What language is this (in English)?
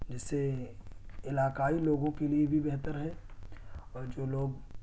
Urdu